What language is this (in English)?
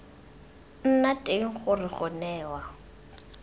Tswana